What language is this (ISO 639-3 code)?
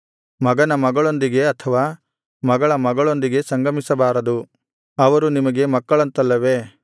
kan